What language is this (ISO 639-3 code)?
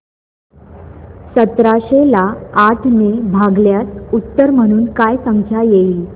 mar